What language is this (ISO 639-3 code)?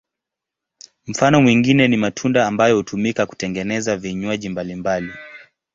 swa